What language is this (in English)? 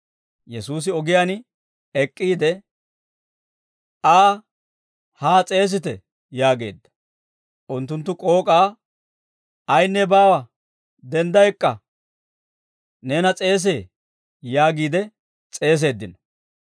Dawro